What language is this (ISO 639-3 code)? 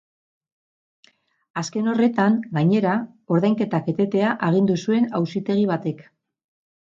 eus